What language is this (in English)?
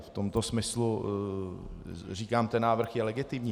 Czech